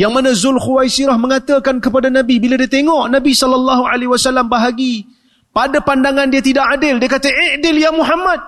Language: Malay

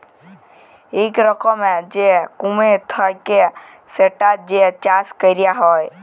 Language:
Bangla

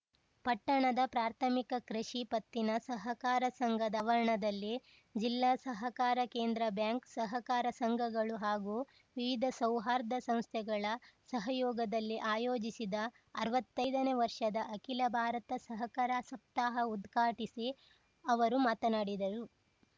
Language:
Kannada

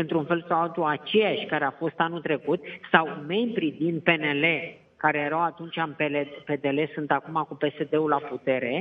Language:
Romanian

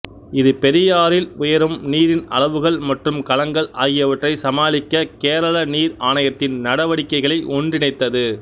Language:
Tamil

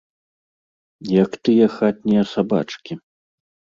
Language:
Belarusian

